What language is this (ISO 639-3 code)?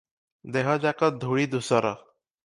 ori